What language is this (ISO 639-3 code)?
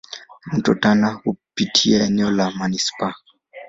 swa